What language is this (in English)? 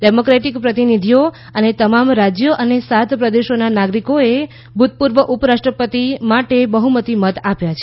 Gujarati